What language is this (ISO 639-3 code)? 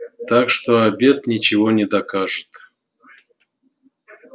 rus